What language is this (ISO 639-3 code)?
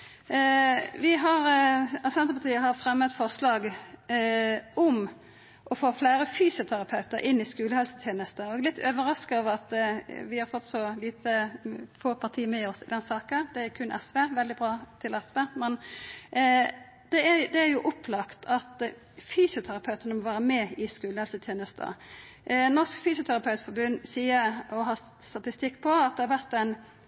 nno